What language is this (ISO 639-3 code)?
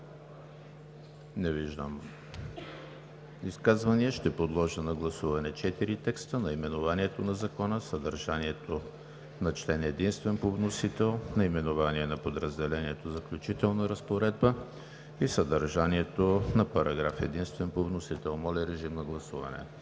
bul